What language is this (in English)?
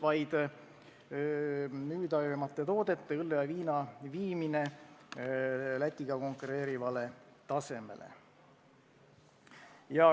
Estonian